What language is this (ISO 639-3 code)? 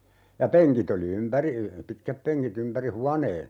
fin